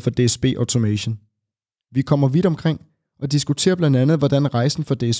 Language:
Danish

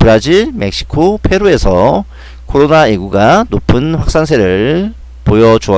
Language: Korean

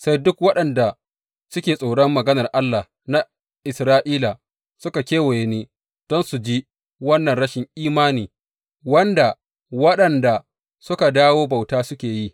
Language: Hausa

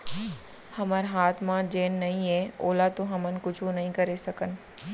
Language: Chhattisgarhi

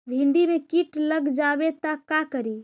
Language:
Magahi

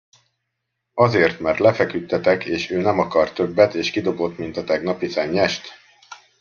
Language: Hungarian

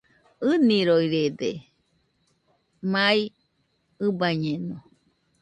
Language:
Nüpode Huitoto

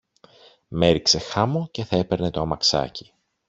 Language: Greek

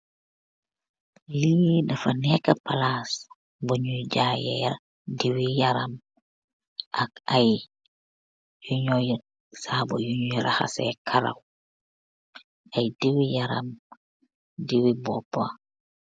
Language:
Wolof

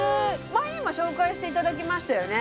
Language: Japanese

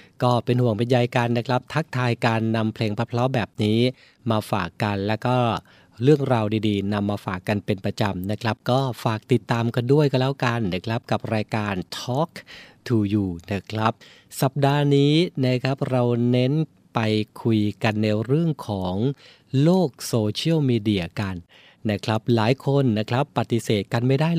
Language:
Thai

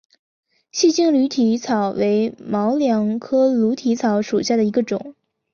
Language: Chinese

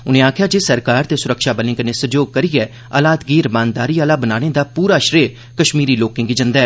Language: Dogri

